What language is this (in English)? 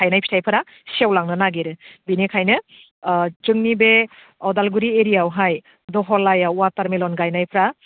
Bodo